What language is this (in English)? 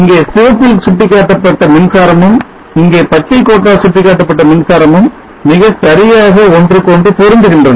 Tamil